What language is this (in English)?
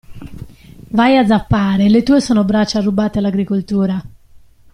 Italian